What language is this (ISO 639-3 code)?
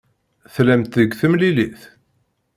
kab